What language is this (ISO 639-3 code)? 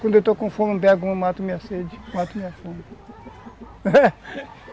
por